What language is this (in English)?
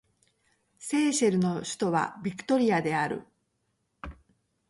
Japanese